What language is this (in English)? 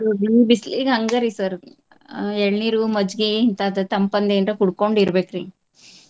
Kannada